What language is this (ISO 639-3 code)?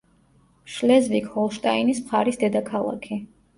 kat